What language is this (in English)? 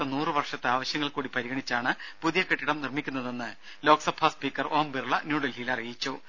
Malayalam